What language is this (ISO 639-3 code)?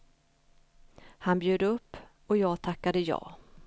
swe